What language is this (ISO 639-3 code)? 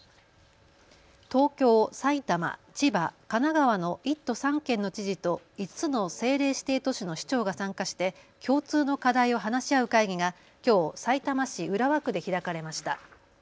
jpn